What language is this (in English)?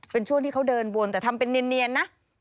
Thai